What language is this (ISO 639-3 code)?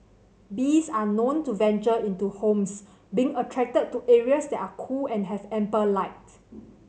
eng